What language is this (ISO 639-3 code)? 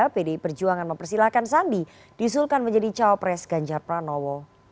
ind